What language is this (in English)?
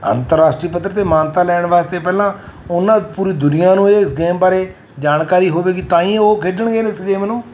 Punjabi